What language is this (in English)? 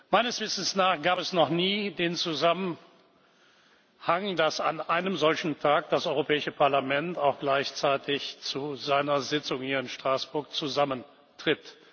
German